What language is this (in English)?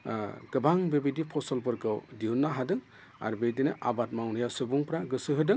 Bodo